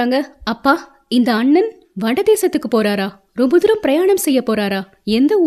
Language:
Tamil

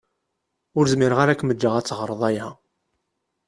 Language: Kabyle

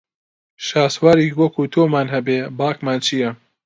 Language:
Central Kurdish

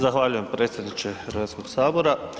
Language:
Croatian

